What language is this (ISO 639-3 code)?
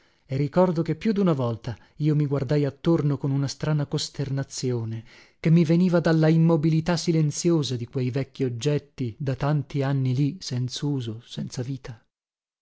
ita